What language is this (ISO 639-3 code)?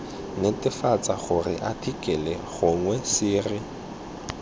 tsn